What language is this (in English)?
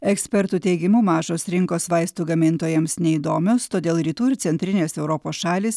Lithuanian